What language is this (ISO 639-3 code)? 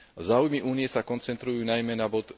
slk